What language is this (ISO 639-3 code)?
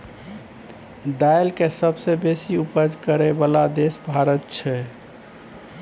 mai